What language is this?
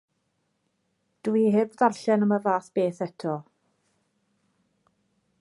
Welsh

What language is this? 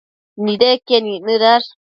Matsés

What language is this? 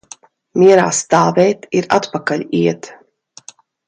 Latvian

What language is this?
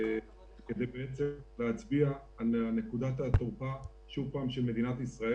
Hebrew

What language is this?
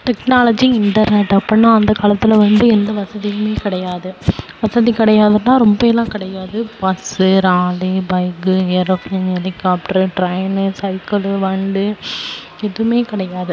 Tamil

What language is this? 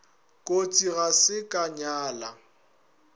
Northern Sotho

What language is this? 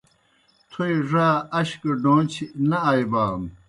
Kohistani Shina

